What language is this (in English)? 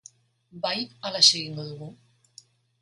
Basque